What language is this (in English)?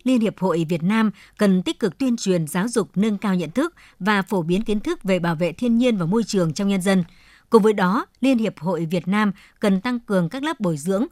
Vietnamese